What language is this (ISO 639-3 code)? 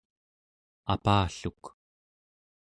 esu